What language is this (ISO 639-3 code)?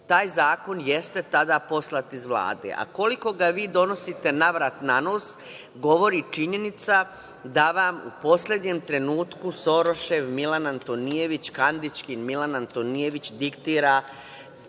srp